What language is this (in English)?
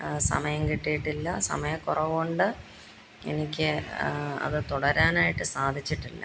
Malayalam